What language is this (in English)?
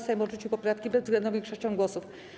Polish